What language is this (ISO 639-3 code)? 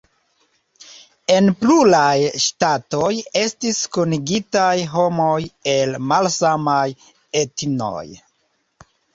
epo